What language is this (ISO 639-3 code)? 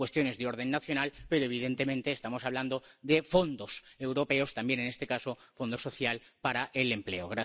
spa